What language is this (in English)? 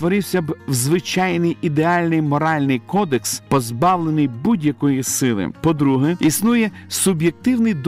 Ukrainian